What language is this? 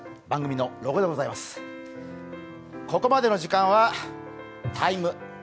Japanese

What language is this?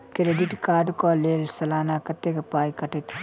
Maithili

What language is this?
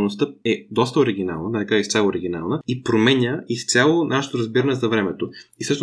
Bulgarian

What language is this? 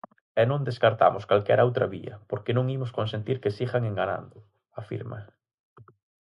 Galician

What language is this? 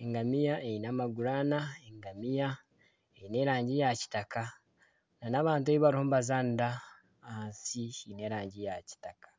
Nyankole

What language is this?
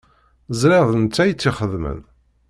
Kabyle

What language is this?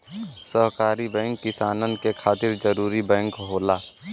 Bhojpuri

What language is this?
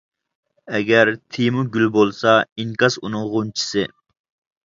Uyghur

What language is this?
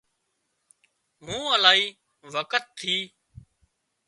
Wadiyara Koli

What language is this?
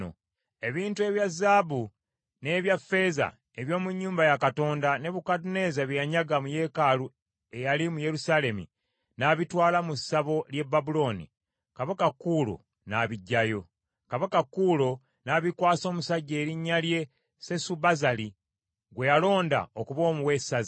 Ganda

